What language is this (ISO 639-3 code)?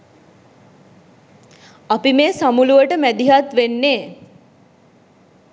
sin